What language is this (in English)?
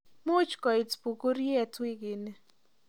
Kalenjin